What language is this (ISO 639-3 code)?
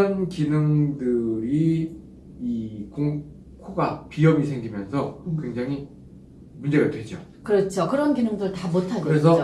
kor